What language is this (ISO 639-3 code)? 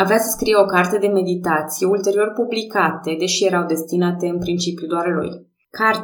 ron